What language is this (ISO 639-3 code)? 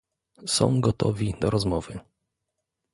pol